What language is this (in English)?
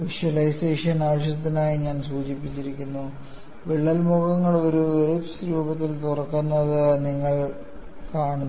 Malayalam